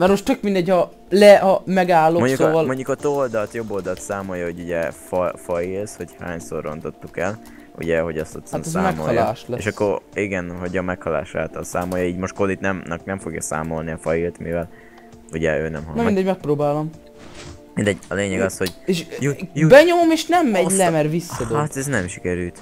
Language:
Hungarian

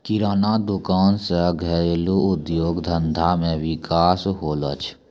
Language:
Maithili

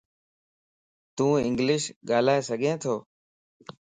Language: Lasi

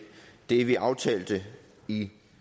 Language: Danish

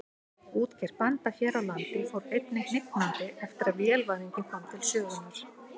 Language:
Icelandic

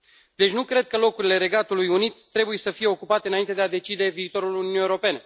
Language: Romanian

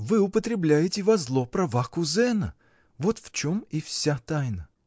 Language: Russian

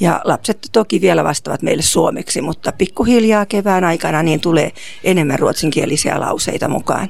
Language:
Finnish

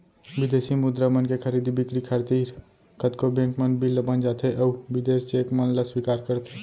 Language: Chhattisgarhi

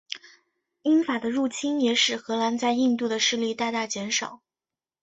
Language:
Chinese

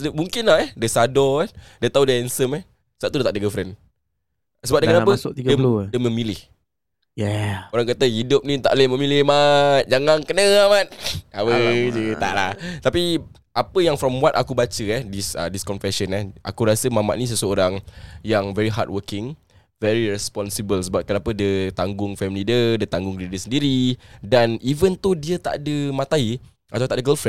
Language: Malay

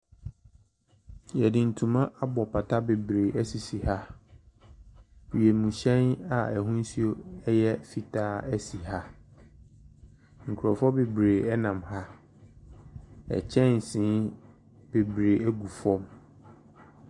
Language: Akan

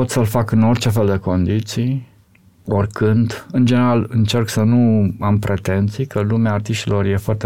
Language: Romanian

